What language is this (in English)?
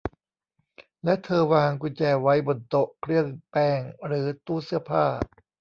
Thai